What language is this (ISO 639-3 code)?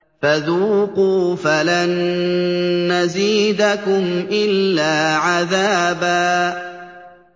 ara